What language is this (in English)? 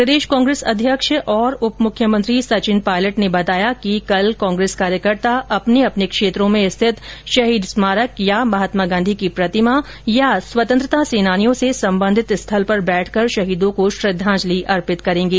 Hindi